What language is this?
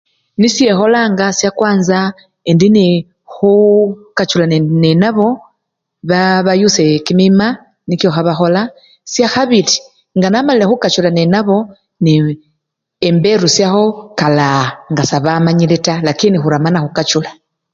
Luyia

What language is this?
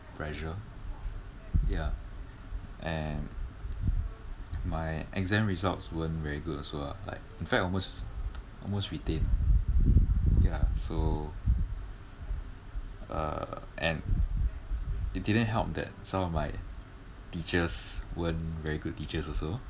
English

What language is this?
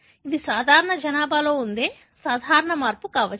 Telugu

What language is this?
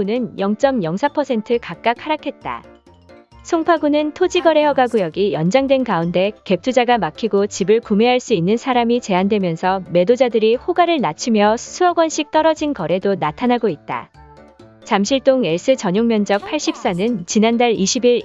Korean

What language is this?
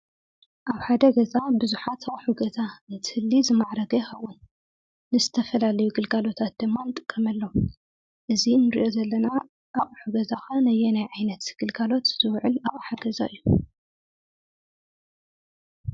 Tigrinya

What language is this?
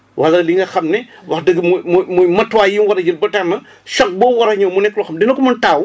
Wolof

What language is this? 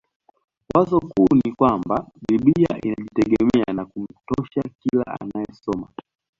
Swahili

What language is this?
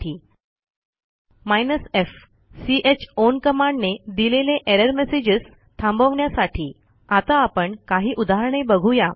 Marathi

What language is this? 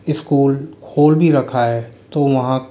Hindi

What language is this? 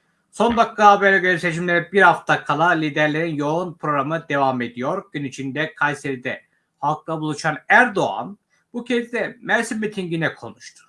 Turkish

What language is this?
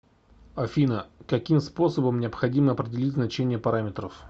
Russian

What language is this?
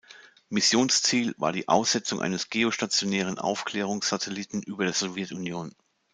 German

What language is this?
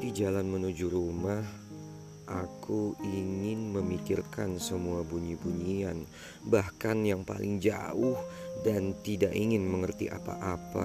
Indonesian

